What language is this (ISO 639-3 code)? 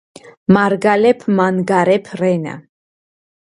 kat